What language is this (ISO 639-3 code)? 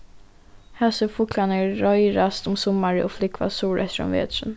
fao